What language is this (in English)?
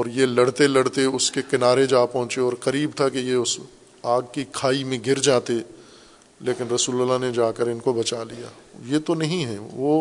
Urdu